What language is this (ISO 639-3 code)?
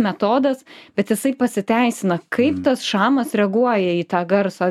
lit